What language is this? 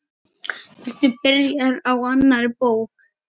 Icelandic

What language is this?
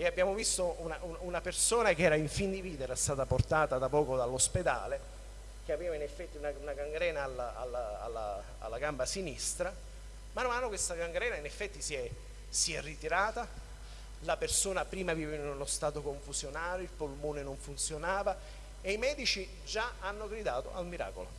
Italian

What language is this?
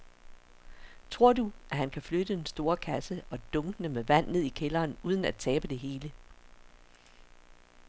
Danish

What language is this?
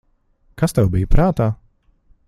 Latvian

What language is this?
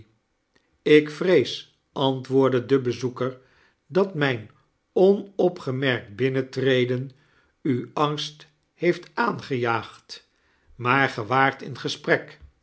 Dutch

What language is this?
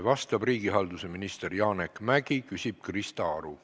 Estonian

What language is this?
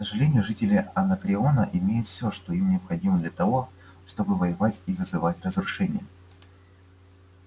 Russian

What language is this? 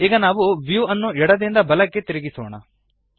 Kannada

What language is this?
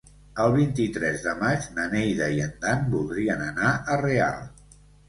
Catalan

